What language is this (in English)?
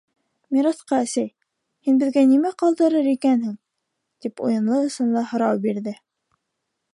Bashkir